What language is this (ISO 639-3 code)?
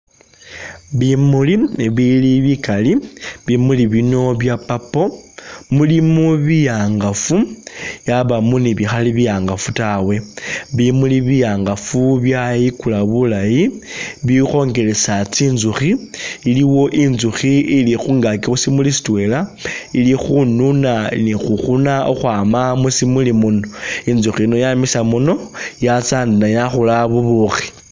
myx